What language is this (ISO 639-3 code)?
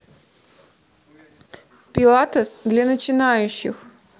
rus